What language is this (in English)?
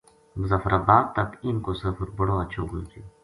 Gujari